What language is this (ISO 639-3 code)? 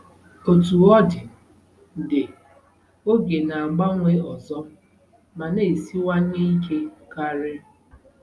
ibo